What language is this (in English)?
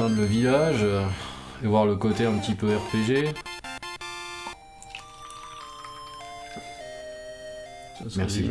French